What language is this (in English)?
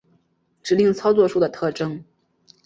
Chinese